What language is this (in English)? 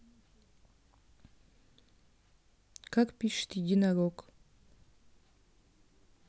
Russian